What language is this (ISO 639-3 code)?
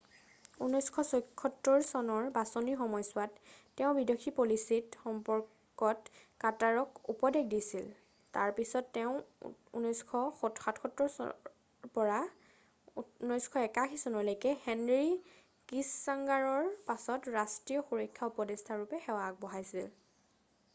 asm